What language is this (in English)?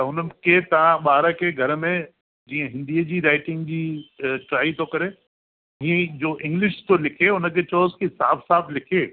Sindhi